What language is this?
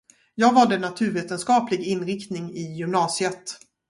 Swedish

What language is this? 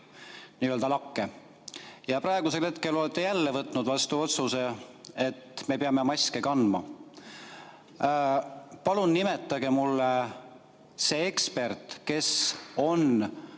Estonian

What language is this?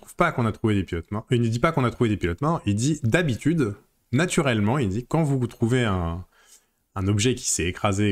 French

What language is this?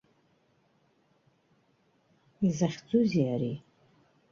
Abkhazian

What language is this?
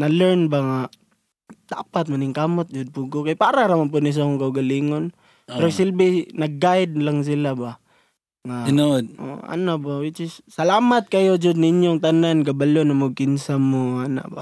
Filipino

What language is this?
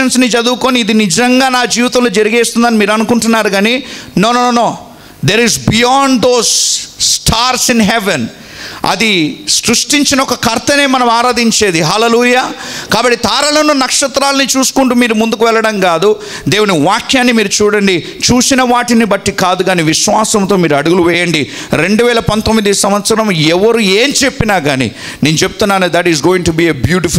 Telugu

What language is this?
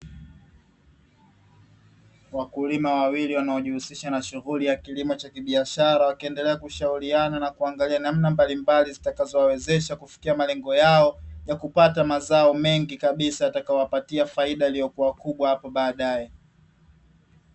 Swahili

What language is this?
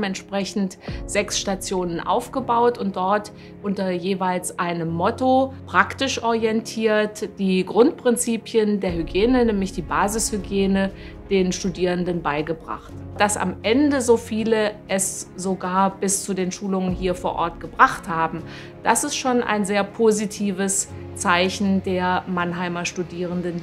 German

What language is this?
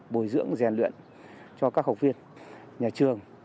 Vietnamese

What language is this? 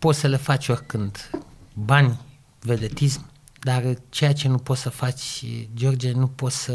Romanian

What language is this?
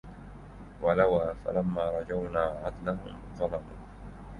Arabic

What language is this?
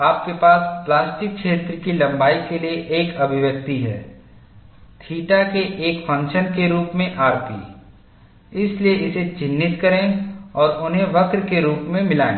Hindi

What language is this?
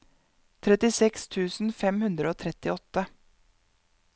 Norwegian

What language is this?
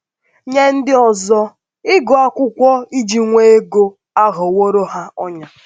Igbo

